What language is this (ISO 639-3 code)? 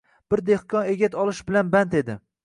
uzb